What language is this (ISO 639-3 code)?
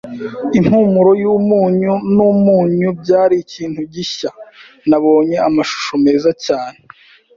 kin